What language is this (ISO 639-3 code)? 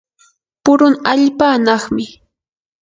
qur